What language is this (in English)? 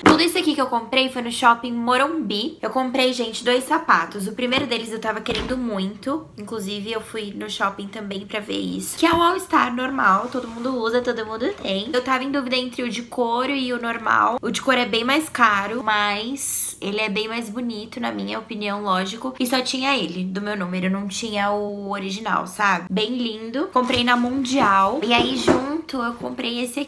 Portuguese